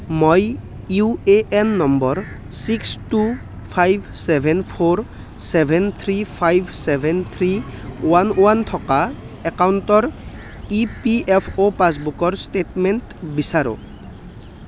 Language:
Assamese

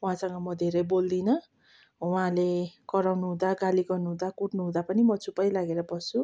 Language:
Nepali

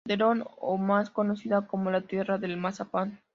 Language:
Spanish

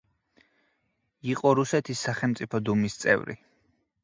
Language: Georgian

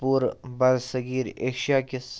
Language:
Kashmiri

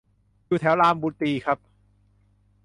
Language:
Thai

